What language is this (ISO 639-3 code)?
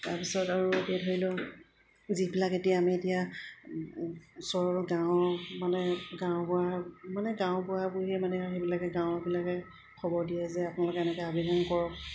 asm